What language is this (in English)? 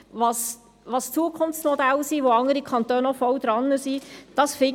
Swiss German